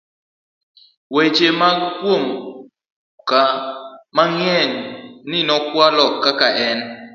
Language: Luo (Kenya and Tanzania)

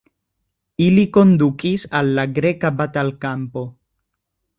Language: Esperanto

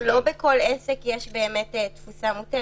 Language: Hebrew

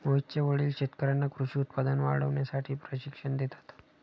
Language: Marathi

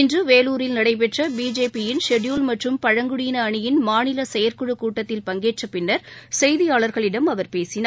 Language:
Tamil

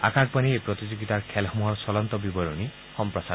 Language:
Assamese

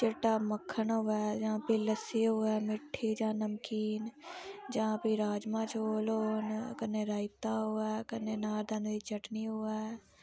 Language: Dogri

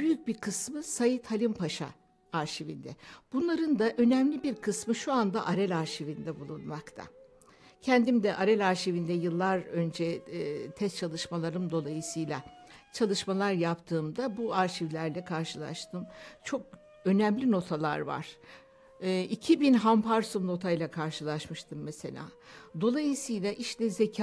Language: Turkish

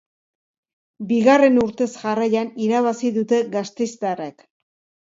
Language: Basque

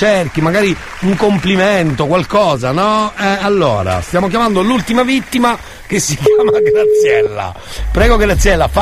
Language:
Italian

